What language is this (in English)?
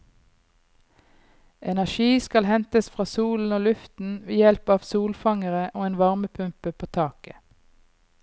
Norwegian